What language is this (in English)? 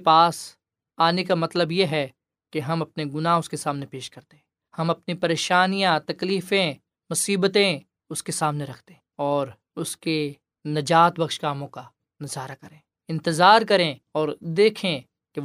Urdu